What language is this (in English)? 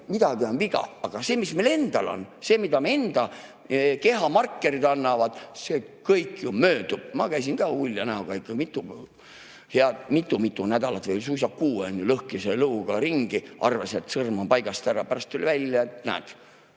Estonian